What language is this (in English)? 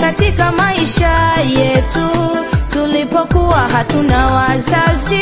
Vietnamese